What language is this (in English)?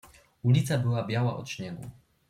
Polish